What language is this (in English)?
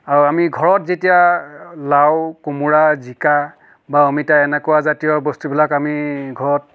Assamese